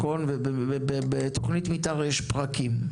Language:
Hebrew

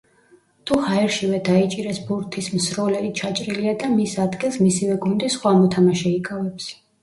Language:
Georgian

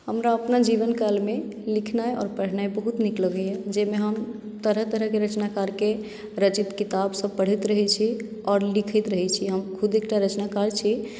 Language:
Maithili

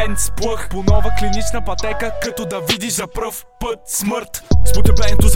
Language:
Bulgarian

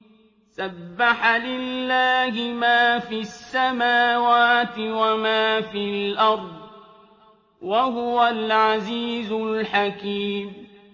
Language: Arabic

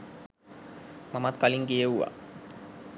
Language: Sinhala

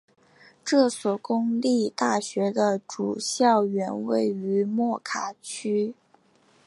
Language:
Chinese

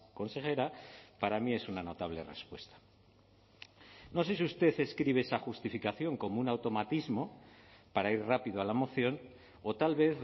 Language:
Spanish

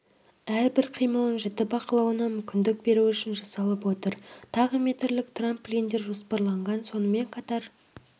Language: Kazakh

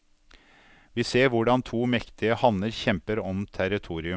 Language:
Norwegian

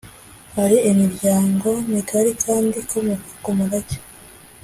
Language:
Kinyarwanda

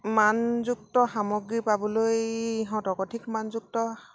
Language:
Assamese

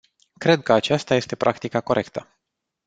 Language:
Romanian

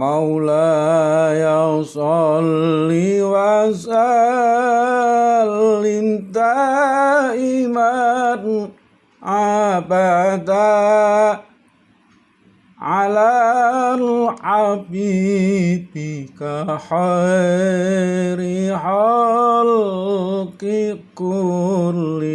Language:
Indonesian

